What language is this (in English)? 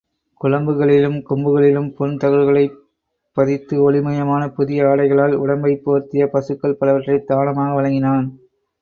Tamil